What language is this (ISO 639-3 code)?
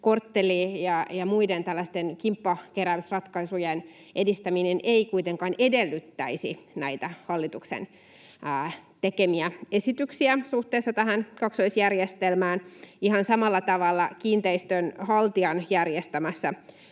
fin